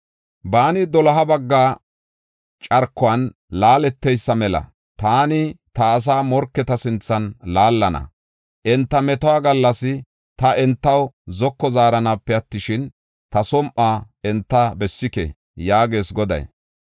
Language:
Gofa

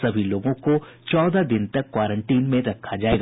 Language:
Hindi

